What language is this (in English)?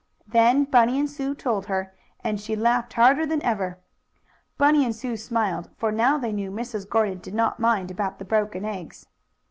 English